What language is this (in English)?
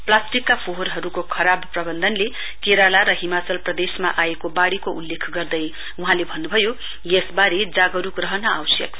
Nepali